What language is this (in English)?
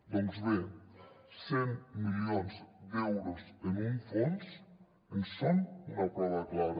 Catalan